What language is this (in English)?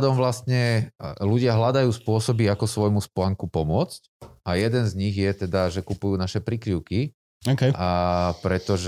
Slovak